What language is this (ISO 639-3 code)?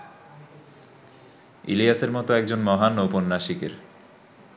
ben